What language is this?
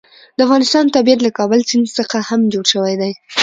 Pashto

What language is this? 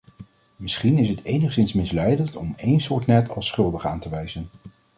Dutch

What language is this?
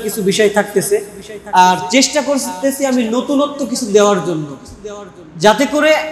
Arabic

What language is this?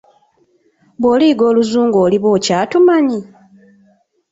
Ganda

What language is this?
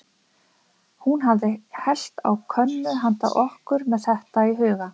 Icelandic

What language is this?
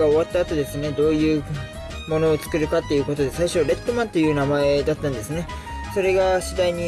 Japanese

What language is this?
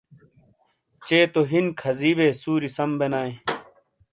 Shina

